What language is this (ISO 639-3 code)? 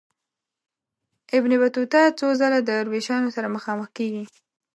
pus